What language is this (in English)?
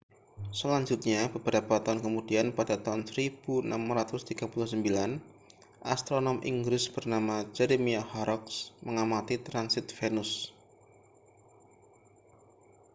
Indonesian